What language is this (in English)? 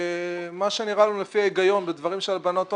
Hebrew